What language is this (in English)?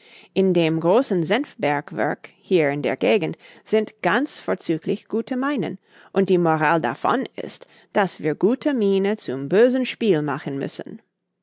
German